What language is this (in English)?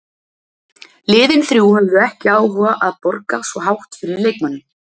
Icelandic